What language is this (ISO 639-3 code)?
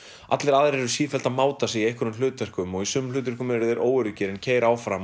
isl